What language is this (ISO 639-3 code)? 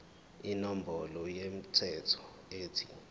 zul